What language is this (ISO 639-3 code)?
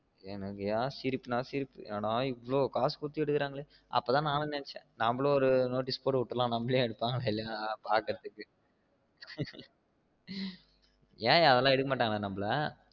tam